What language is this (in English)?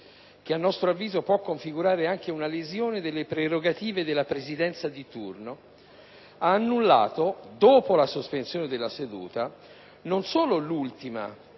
Italian